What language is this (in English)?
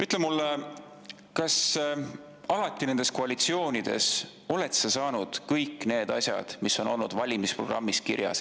Estonian